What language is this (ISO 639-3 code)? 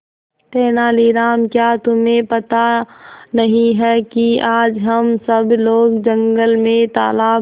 hin